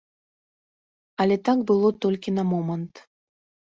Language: Belarusian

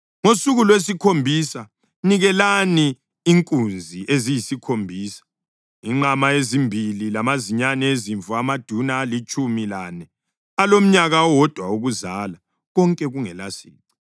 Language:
North Ndebele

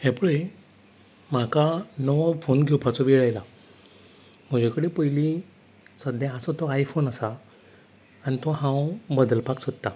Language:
Konkani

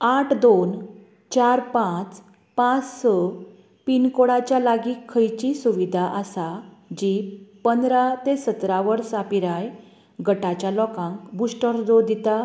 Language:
Konkani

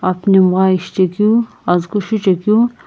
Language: Sumi Naga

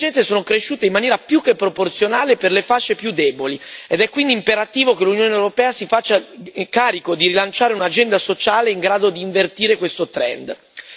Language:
Italian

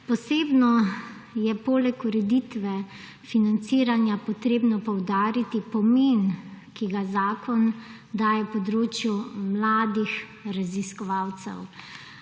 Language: Slovenian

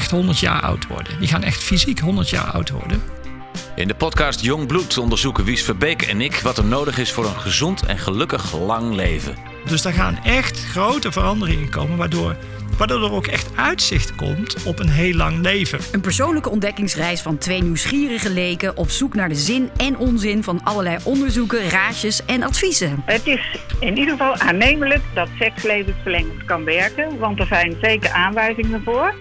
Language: Dutch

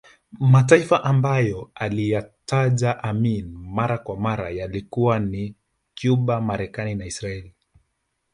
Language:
Swahili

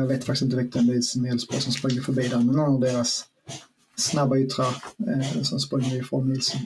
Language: Swedish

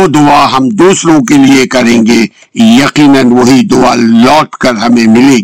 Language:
Urdu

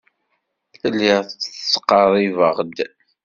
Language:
Kabyle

